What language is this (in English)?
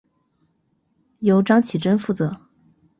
Chinese